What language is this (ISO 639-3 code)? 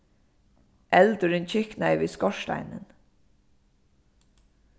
fao